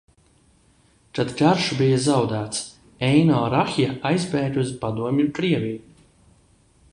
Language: Latvian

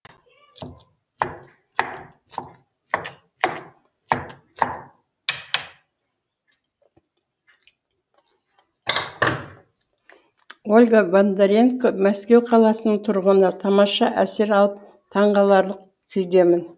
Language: Kazakh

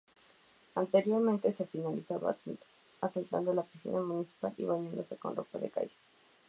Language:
Spanish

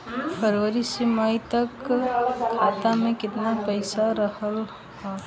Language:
Bhojpuri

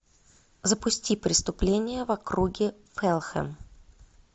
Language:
Russian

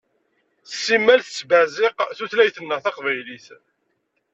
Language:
Kabyle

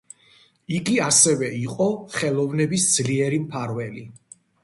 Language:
Georgian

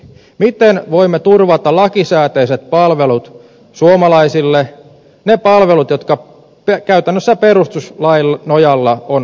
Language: Finnish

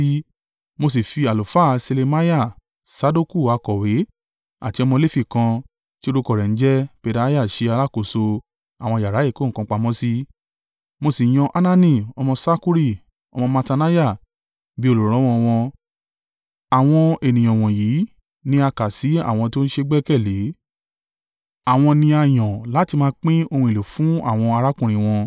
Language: Yoruba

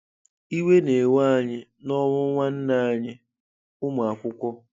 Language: Igbo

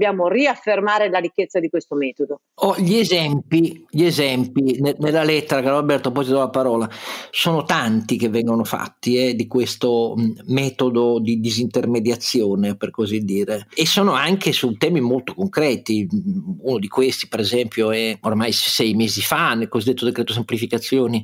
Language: Italian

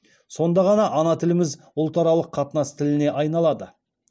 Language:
Kazakh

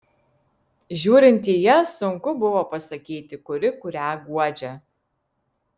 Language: Lithuanian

